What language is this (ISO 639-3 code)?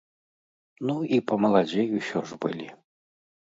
bel